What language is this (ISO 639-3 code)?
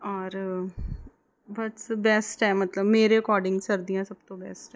pan